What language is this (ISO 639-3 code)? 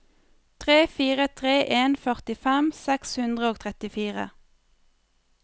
nor